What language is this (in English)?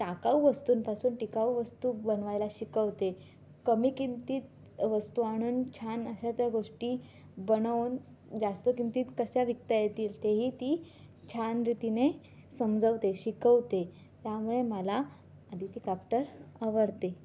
Marathi